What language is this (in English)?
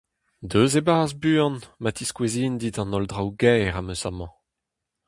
Breton